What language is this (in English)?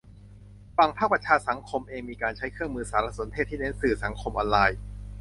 Thai